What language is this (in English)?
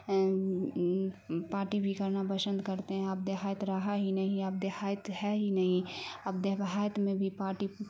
Urdu